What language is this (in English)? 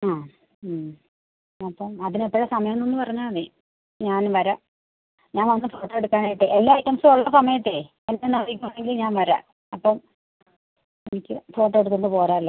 Malayalam